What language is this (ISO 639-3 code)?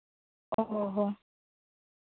sat